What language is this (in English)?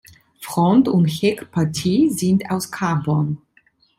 German